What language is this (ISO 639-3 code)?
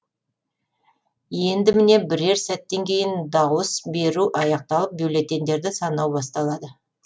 kaz